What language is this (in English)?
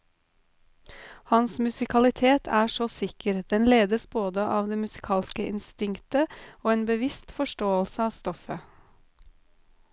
Norwegian